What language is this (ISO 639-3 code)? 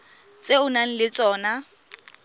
tsn